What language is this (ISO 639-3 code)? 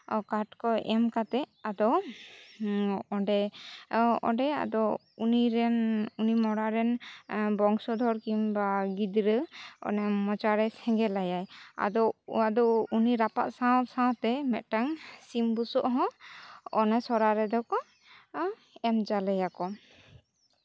sat